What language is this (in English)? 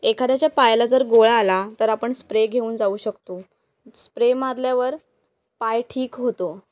Marathi